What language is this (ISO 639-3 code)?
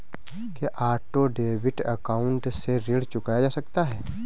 hin